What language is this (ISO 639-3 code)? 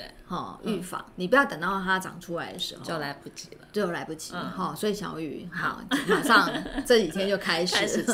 zho